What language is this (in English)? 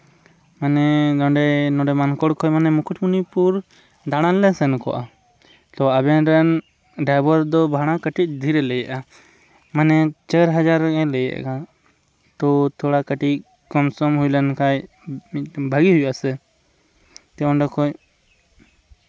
Santali